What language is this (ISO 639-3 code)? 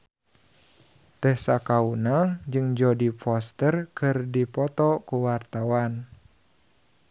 sun